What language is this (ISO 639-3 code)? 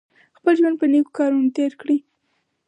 pus